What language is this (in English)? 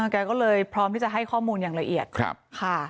Thai